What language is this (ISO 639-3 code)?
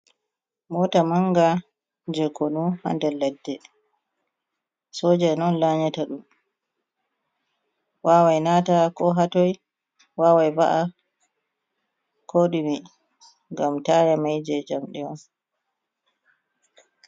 ful